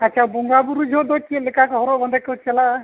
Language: Santali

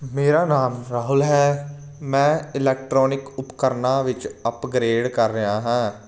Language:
Punjabi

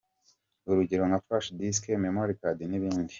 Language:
Kinyarwanda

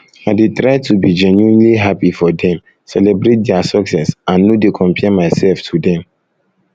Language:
Nigerian Pidgin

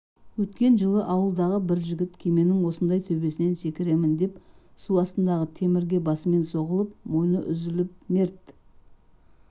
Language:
Kazakh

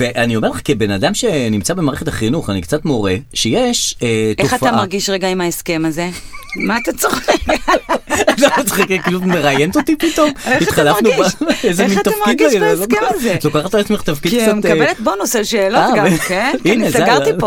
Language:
Hebrew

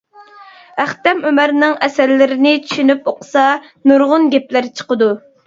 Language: Uyghur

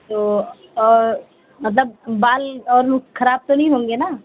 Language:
Urdu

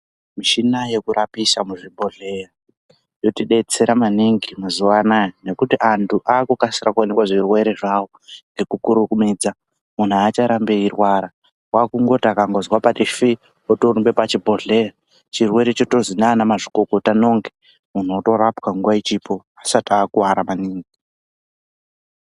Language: Ndau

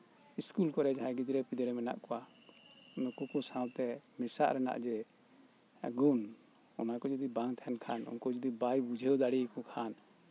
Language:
Santali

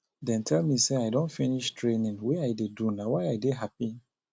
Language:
Nigerian Pidgin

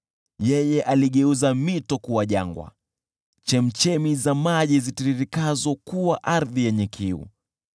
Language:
Swahili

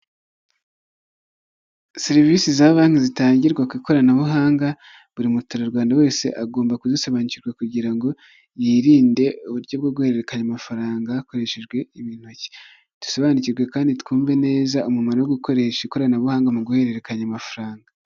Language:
Kinyarwanda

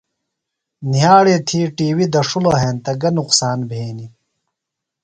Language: Phalura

